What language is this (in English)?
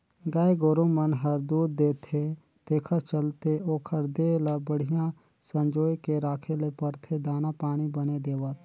Chhattisgarhi